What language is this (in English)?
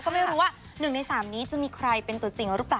Thai